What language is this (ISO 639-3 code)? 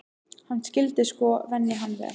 isl